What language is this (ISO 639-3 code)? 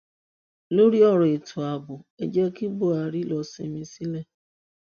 yor